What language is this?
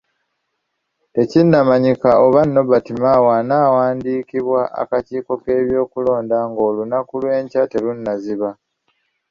Ganda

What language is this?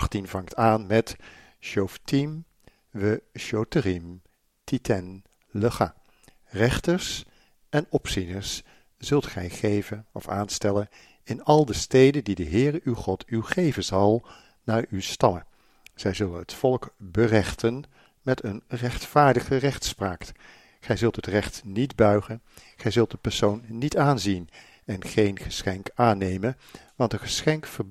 Dutch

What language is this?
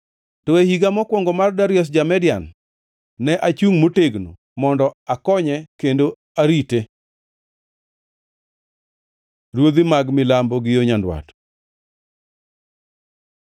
Luo (Kenya and Tanzania)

